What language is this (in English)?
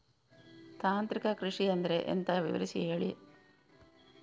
Kannada